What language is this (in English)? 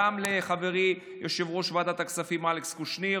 Hebrew